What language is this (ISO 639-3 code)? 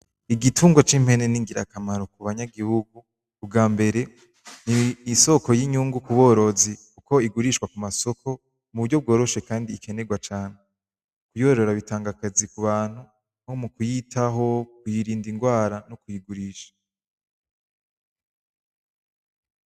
run